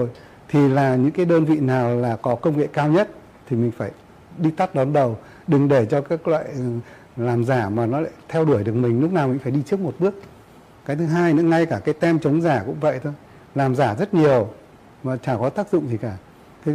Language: Vietnamese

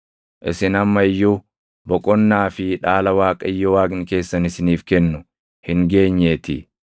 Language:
Oromo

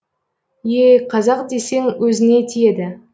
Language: Kazakh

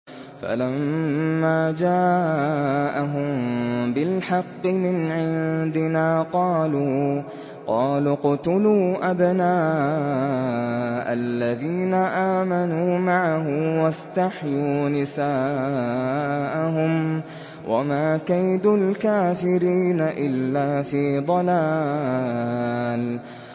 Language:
Arabic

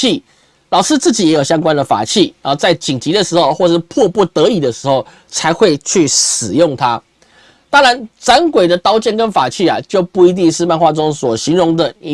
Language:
Chinese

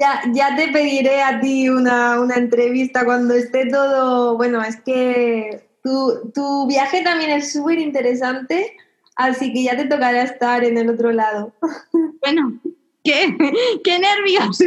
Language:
Spanish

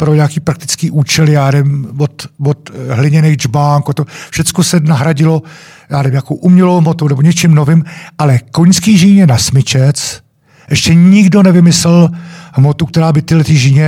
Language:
Czech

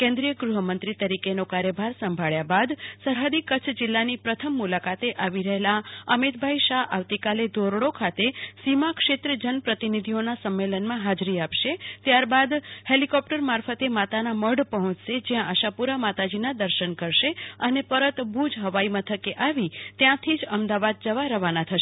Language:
Gujarati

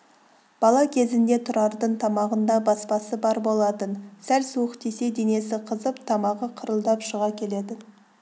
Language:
Kazakh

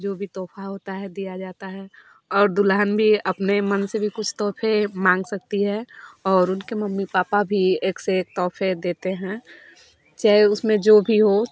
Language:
Hindi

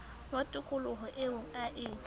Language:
Southern Sotho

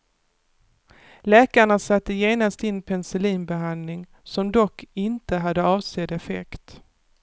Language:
Swedish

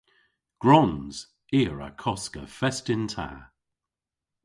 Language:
Cornish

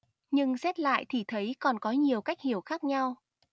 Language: Vietnamese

